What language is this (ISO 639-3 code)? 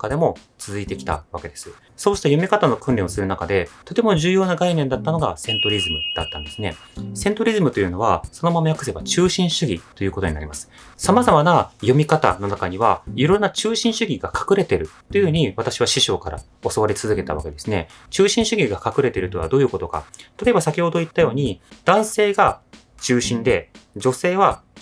jpn